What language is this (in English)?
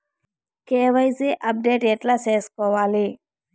Telugu